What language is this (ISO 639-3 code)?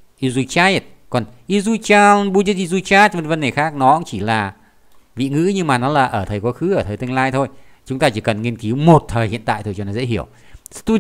vie